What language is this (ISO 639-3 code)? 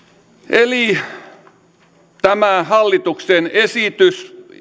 fin